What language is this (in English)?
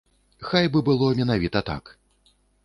Belarusian